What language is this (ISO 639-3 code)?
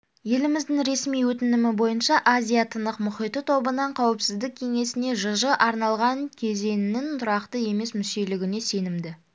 kaz